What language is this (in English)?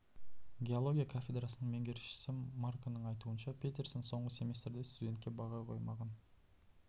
Kazakh